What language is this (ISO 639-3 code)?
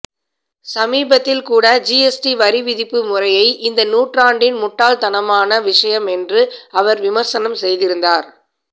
tam